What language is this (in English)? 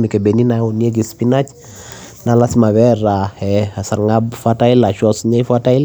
Masai